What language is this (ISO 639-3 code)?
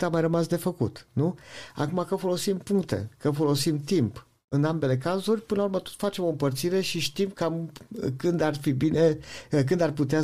ron